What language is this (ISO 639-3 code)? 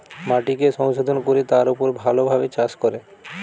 ben